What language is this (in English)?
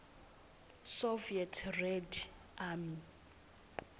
Swati